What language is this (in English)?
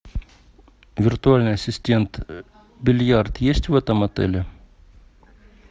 Russian